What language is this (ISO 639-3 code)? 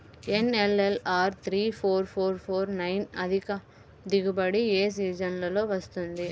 tel